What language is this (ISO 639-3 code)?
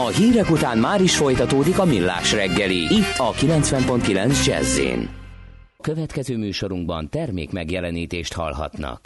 hun